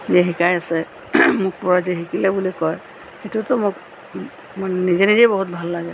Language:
Assamese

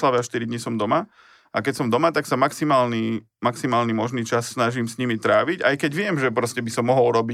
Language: Slovak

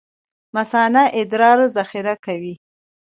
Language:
Pashto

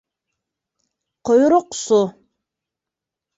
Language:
Bashkir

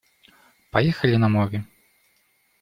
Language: Russian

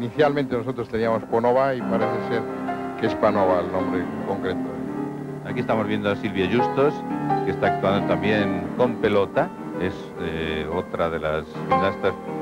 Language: Spanish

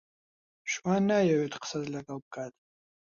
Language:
Central Kurdish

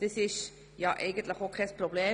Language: Swiss German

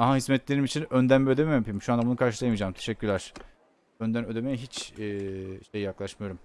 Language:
Turkish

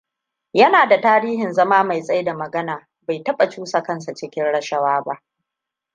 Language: Hausa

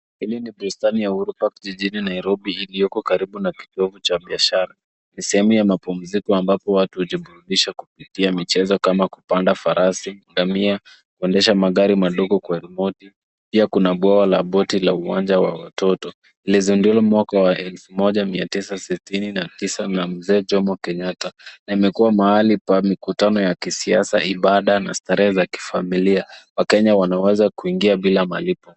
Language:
Swahili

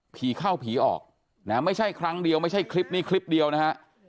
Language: Thai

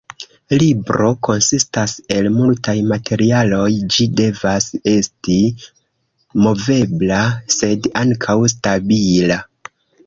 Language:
Esperanto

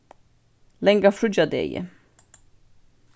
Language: Faroese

